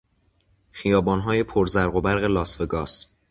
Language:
Persian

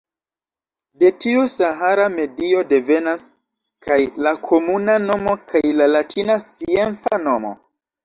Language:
Esperanto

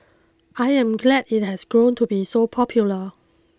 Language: English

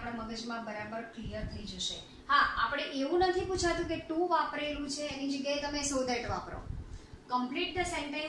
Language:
Hindi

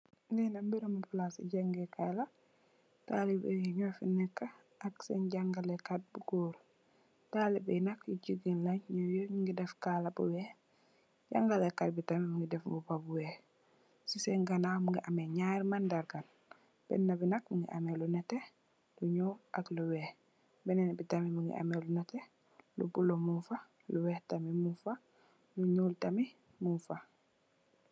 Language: Wolof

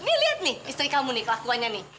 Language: Indonesian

